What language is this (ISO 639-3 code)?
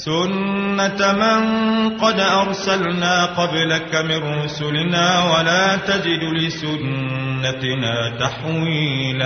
ara